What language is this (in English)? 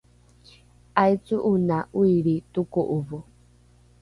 Rukai